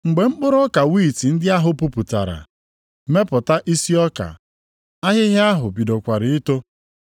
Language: Igbo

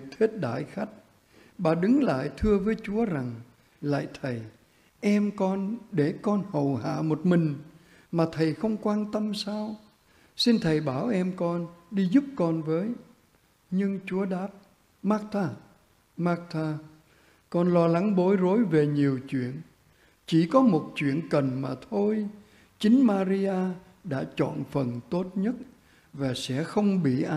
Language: Vietnamese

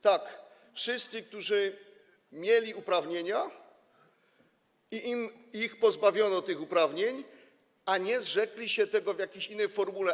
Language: Polish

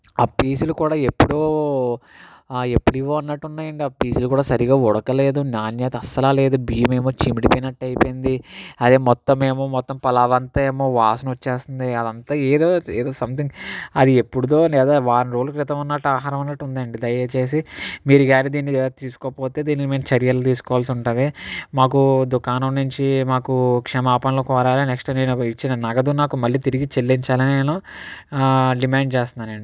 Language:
Telugu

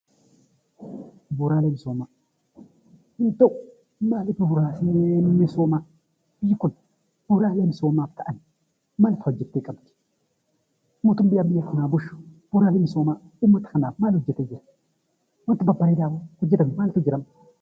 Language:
Oromo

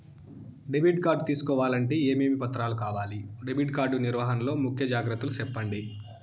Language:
Telugu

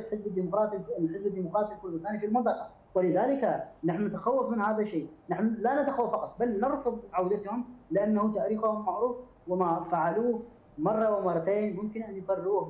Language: Arabic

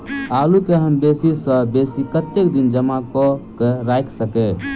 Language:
Maithili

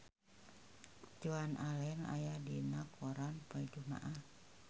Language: Sundanese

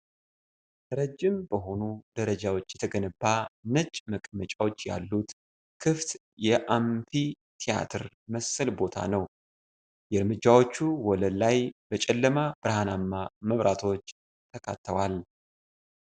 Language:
Amharic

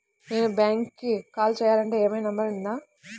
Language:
Telugu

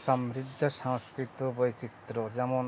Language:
Bangla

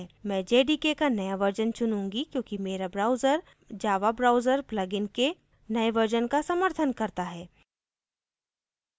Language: Hindi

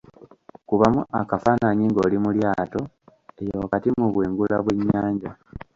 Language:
Ganda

